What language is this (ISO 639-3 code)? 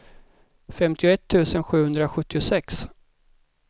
swe